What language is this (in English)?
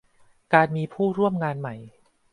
Thai